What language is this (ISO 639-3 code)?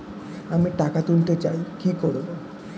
ben